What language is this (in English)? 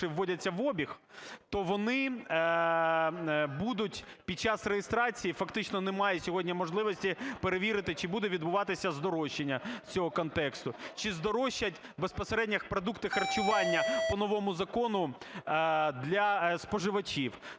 Ukrainian